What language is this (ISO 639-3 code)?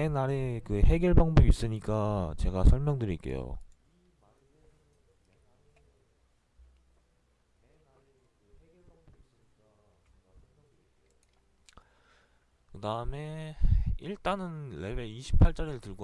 kor